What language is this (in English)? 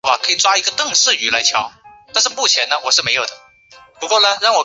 Chinese